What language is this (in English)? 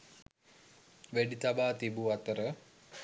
Sinhala